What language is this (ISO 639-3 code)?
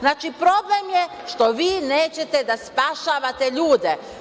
srp